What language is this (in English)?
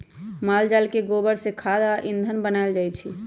Magahi